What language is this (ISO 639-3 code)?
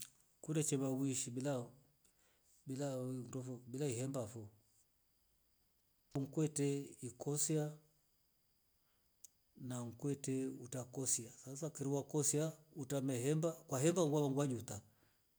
rof